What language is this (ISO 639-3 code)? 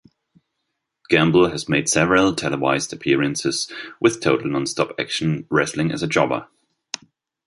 eng